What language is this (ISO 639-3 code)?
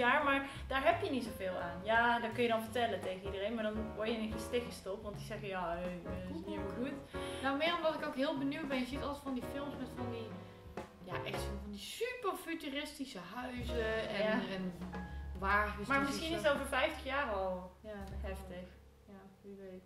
nld